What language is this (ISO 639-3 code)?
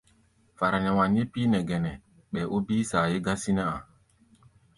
gba